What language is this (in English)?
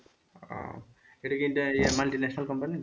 Bangla